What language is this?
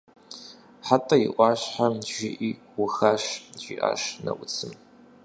Kabardian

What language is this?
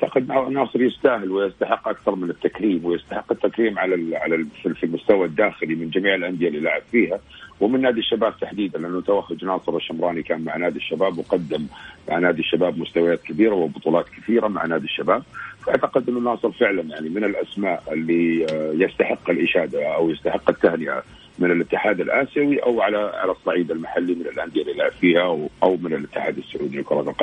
Arabic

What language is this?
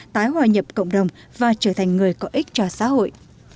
Vietnamese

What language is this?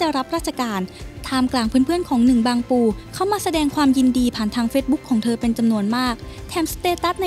Thai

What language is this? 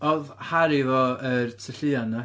Welsh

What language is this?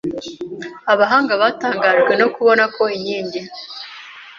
Kinyarwanda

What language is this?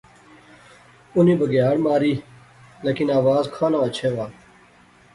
Pahari-Potwari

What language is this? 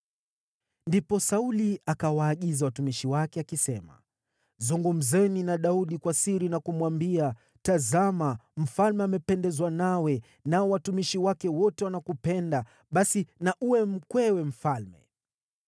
Swahili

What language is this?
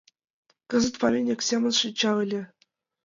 Mari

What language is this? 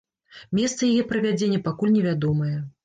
Belarusian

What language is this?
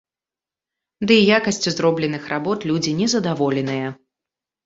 Belarusian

